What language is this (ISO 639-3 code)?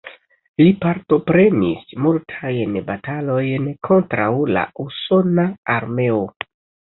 epo